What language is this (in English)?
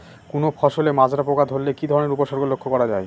Bangla